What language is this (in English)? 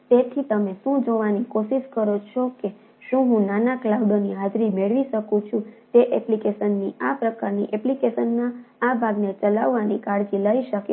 Gujarati